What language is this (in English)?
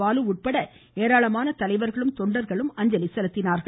Tamil